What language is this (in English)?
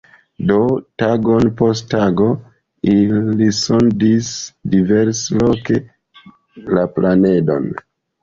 Esperanto